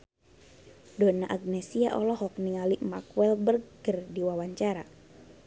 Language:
Sundanese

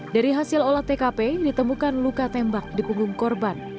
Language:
Indonesian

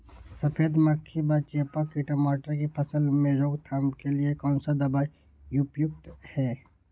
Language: Magahi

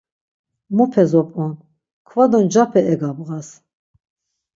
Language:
Laz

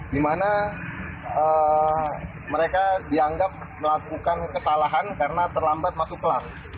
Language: Indonesian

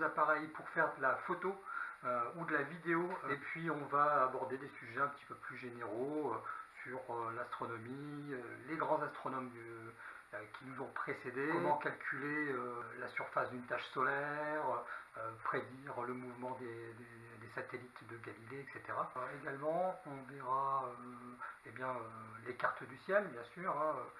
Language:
French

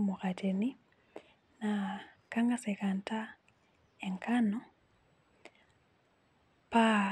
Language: Masai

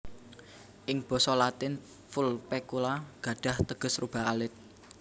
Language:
Javanese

